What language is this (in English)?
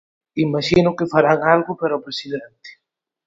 Galician